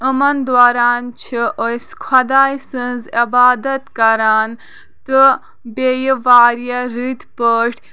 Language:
Kashmiri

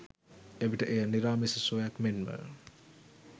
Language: Sinhala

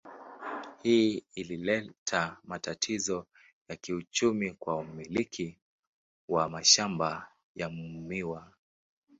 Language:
Swahili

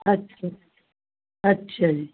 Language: Punjabi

